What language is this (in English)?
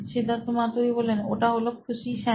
Bangla